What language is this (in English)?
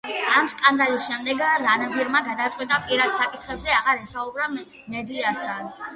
Georgian